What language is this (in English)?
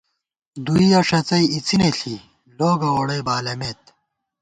Gawar-Bati